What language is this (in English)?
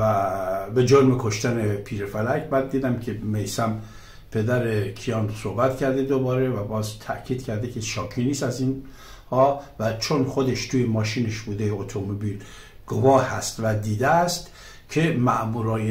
Persian